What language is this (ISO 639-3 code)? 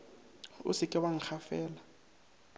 nso